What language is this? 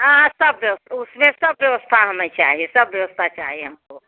Hindi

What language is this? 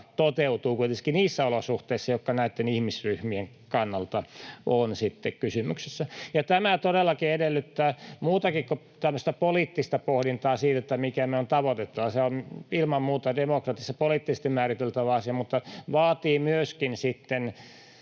Finnish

